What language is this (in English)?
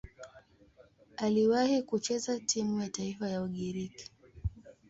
Swahili